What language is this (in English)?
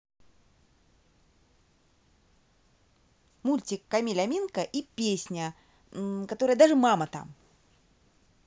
Russian